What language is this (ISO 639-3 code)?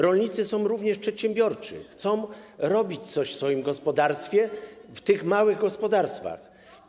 pol